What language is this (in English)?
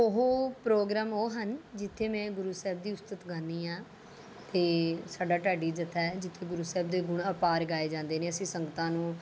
Punjabi